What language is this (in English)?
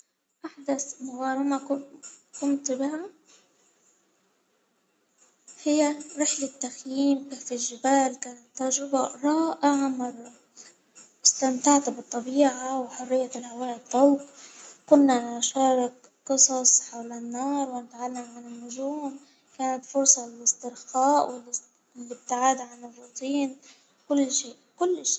Hijazi Arabic